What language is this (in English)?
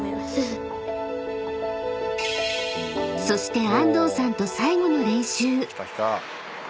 Japanese